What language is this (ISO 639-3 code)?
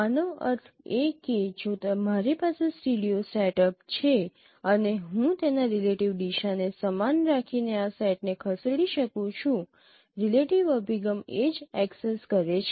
guj